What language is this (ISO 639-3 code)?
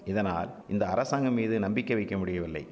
tam